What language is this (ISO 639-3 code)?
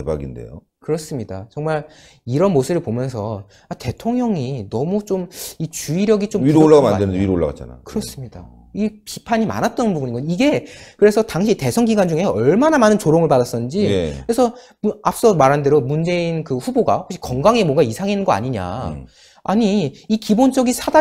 kor